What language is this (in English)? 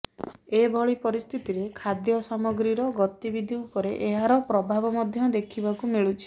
Odia